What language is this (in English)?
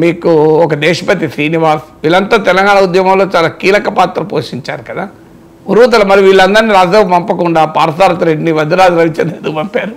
Telugu